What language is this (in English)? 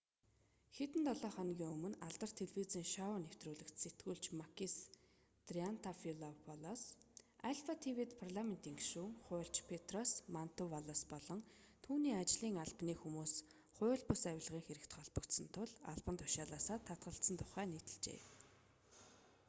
Mongolian